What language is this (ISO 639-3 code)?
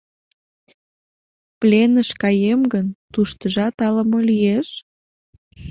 chm